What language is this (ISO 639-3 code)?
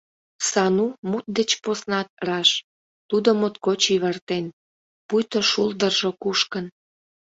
chm